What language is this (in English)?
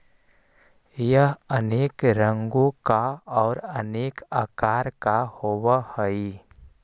Magahi